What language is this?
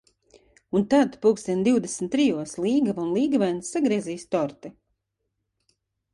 Latvian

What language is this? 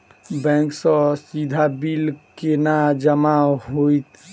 Maithili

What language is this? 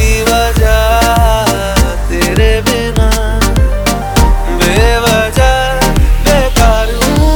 Hindi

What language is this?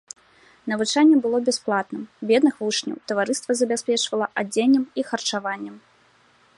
Belarusian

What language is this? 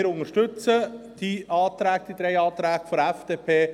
Swiss German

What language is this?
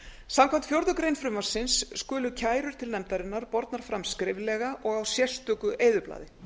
Icelandic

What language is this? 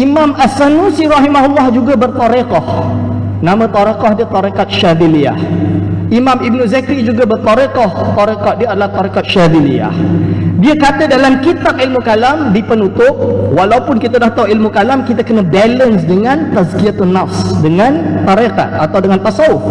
Malay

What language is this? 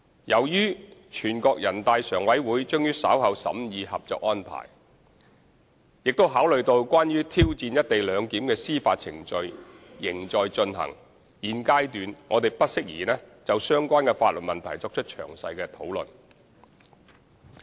Cantonese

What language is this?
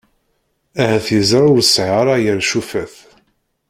Kabyle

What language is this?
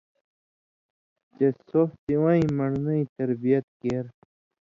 Indus Kohistani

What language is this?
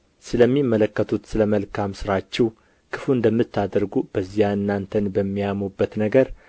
Amharic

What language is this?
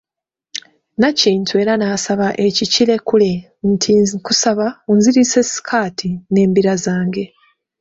Ganda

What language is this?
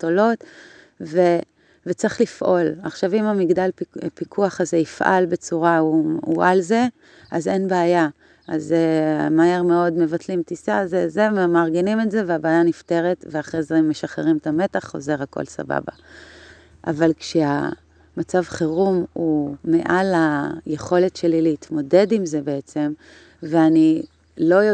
Hebrew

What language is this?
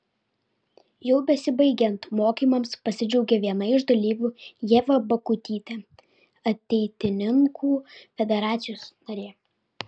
Lithuanian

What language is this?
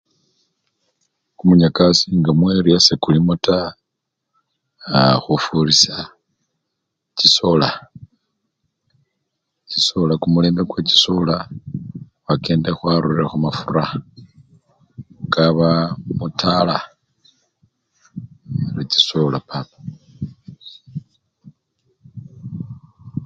Luyia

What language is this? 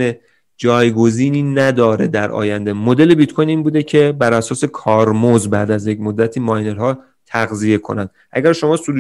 Persian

